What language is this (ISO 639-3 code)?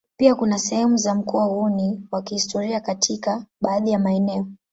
swa